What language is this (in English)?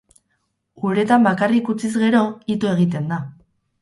Basque